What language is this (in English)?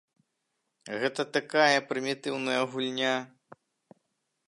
Belarusian